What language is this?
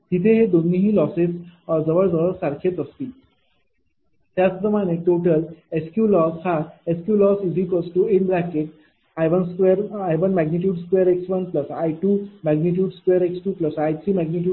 Marathi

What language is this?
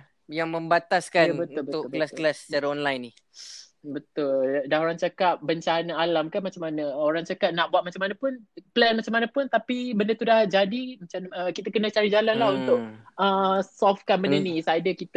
Malay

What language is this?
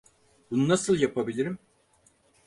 Turkish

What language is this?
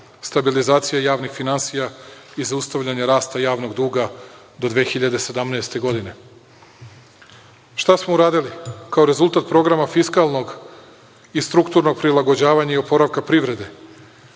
Serbian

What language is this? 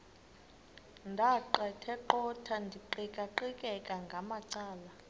Xhosa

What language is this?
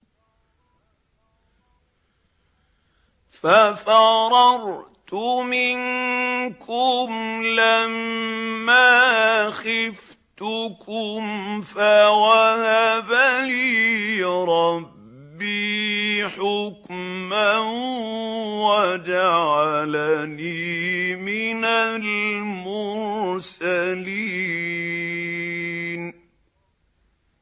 Arabic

